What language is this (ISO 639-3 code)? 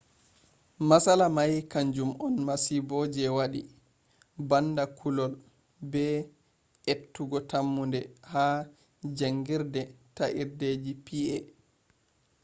ful